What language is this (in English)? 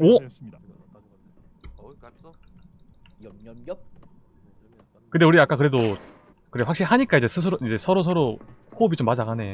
Korean